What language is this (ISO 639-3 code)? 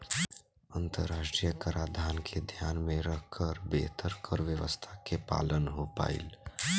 bho